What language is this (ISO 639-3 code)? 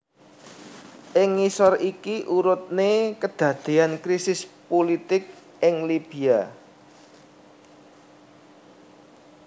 jav